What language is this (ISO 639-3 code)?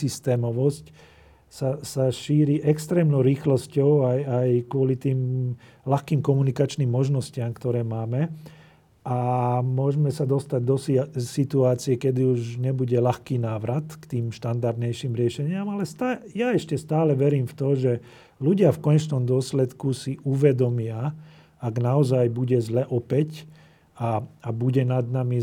slk